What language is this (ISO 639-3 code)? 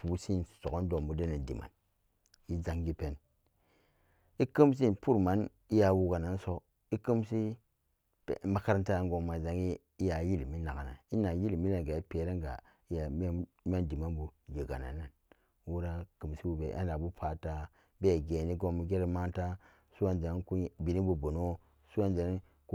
ccg